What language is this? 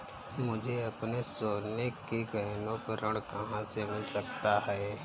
Hindi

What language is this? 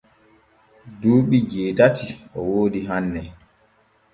Borgu Fulfulde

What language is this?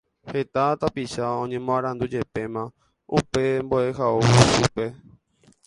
Guarani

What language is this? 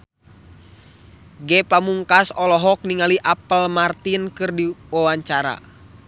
Sundanese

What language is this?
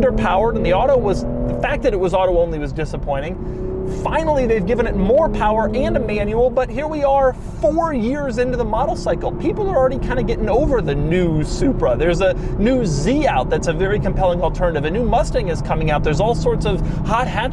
English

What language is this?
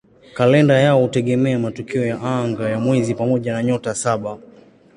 Swahili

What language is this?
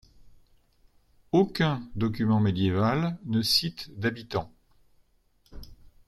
French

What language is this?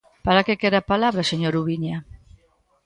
Galician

